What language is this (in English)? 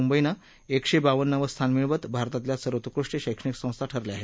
Marathi